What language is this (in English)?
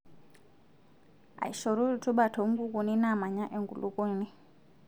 Masai